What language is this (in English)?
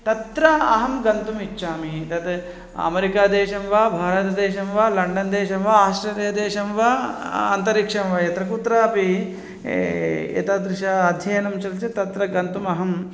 Sanskrit